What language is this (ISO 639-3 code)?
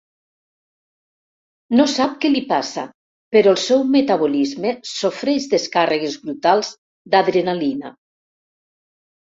cat